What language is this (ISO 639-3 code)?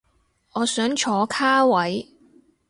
yue